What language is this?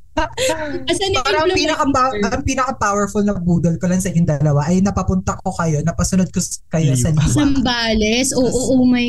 Filipino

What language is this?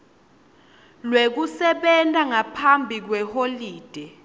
Swati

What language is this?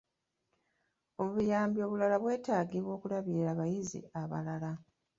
Ganda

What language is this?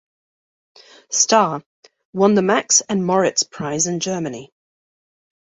English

